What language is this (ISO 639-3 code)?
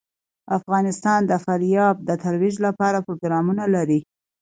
pus